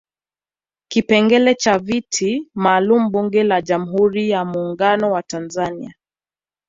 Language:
Swahili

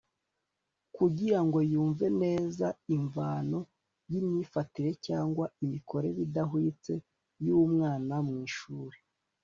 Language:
Kinyarwanda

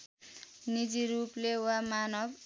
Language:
Nepali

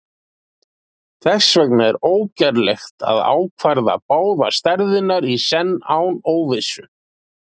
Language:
Icelandic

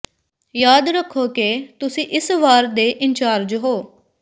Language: Punjabi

